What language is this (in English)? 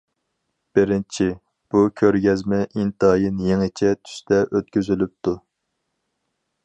Uyghur